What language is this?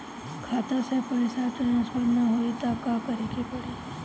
Bhojpuri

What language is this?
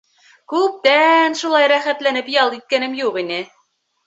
Bashkir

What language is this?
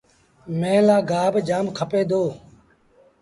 Sindhi Bhil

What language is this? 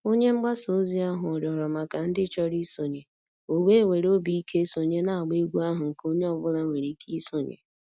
Igbo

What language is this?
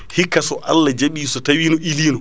Fula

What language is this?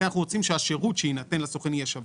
Hebrew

